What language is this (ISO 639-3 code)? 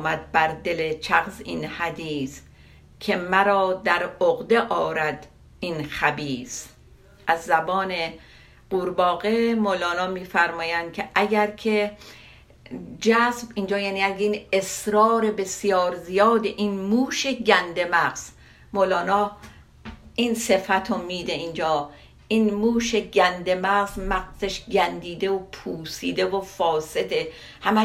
fas